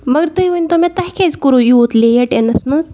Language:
Kashmiri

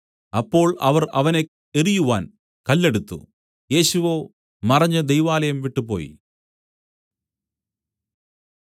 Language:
Malayalam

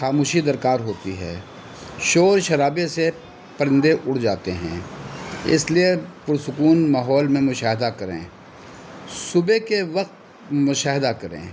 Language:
Urdu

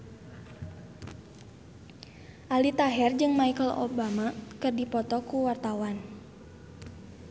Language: Sundanese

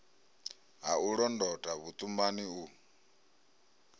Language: Venda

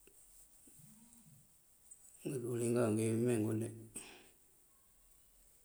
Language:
Mandjak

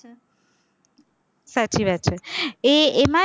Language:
Gujarati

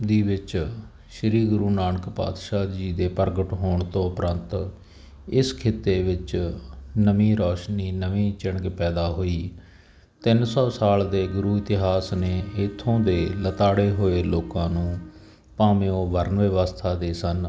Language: Punjabi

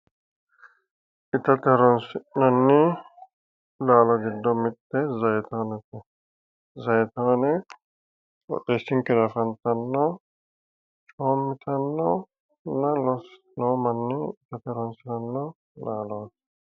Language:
Sidamo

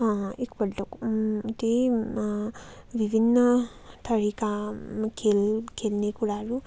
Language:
Nepali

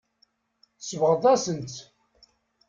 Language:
Kabyle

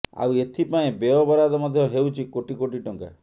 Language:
Odia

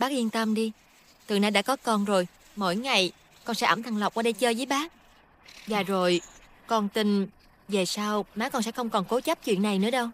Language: Vietnamese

